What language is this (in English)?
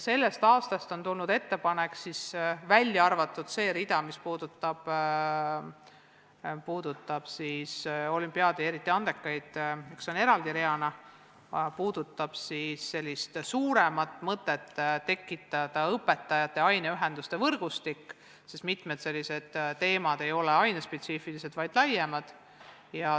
Estonian